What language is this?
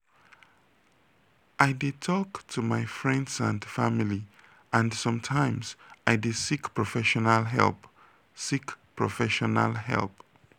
Nigerian Pidgin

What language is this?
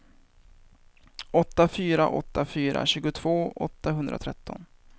Swedish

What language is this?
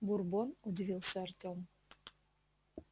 Russian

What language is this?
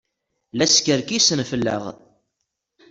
Kabyle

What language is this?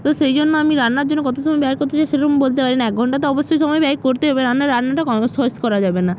Bangla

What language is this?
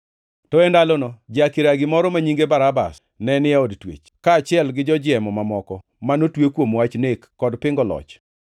Luo (Kenya and Tanzania)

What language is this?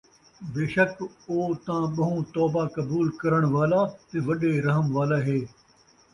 Saraiki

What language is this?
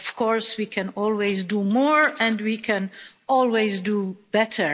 English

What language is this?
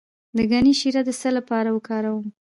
Pashto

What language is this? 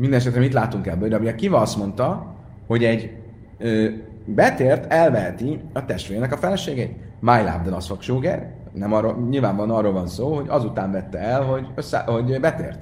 Hungarian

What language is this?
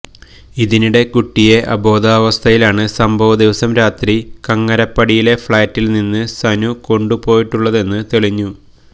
Malayalam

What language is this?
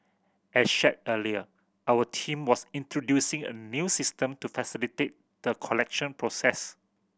English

